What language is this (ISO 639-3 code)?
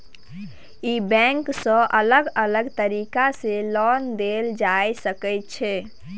mai